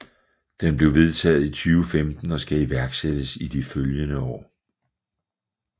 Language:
Danish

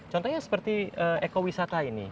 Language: Indonesian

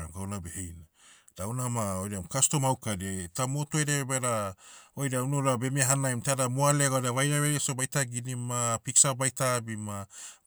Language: Motu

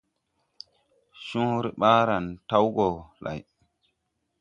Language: Tupuri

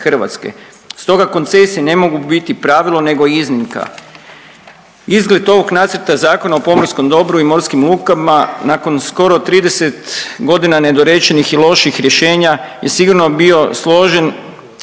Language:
Croatian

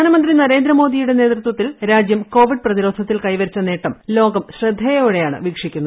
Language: Malayalam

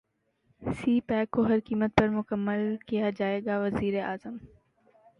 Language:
Urdu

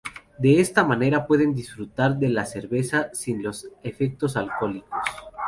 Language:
Spanish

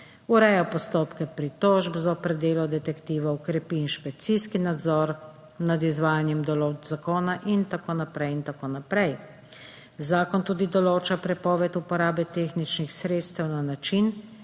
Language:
Slovenian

